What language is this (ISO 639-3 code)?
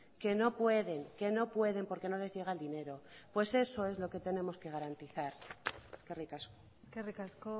spa